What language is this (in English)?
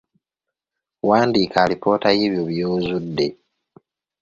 Ganda